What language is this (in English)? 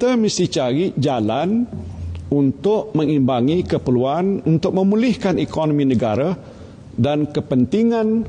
Malay